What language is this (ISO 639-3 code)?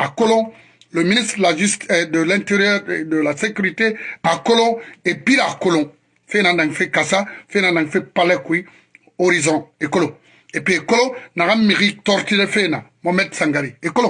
fra